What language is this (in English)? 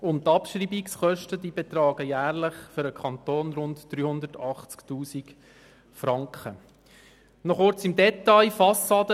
Swiss German